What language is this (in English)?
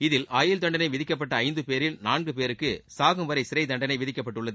Tamil